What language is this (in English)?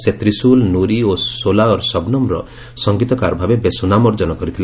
Odia